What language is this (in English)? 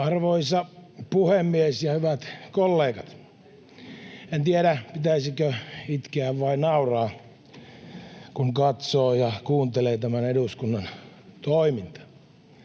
Finnish